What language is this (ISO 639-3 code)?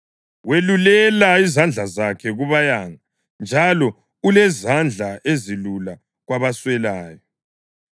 nde